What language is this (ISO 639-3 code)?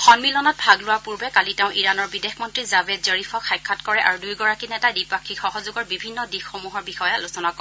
asm